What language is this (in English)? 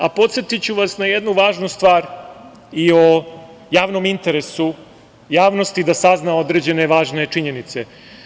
Serbian